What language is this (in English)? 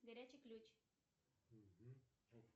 Russian